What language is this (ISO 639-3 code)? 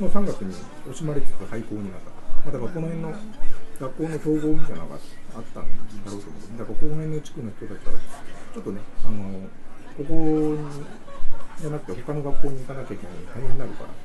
jpn